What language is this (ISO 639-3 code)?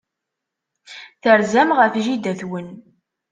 kab